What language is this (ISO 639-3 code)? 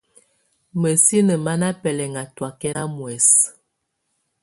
tvu